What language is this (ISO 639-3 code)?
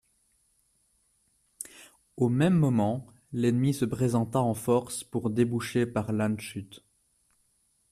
fra